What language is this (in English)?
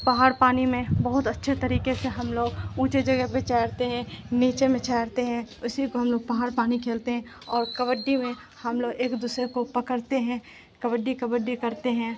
Urdu